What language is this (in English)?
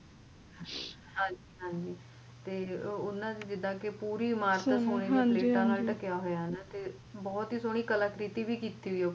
Punjabi